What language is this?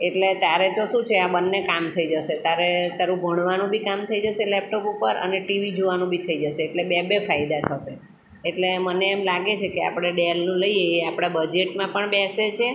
Gujarati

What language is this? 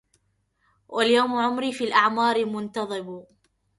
Arabic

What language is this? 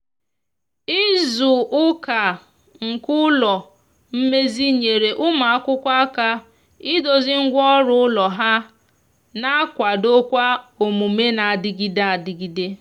Igbo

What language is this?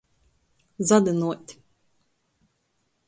Latgalian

